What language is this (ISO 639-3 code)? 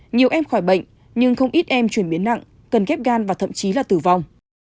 vie